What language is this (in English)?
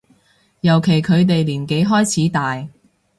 Cantonese